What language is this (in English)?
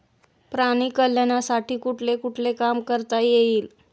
Marathi